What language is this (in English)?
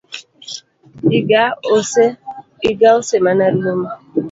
Luo (Kenya and Tanzania)